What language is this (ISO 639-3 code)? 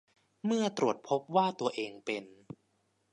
tha